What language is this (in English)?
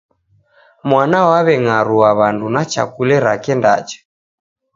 Taita